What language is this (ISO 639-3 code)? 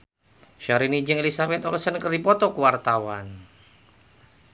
sun